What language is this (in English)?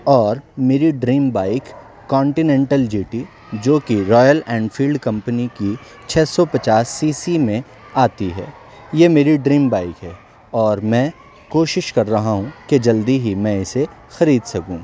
Urdu